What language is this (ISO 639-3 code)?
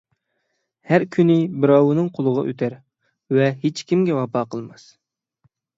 uig